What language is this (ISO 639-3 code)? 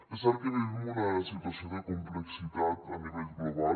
cat